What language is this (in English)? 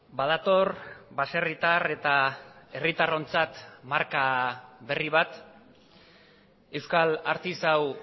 Basque